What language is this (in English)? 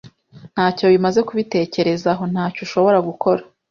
Kinyarwanda